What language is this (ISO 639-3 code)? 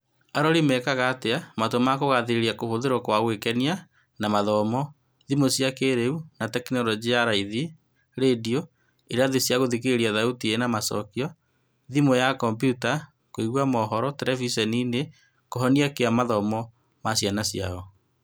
kik